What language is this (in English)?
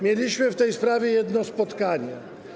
Polish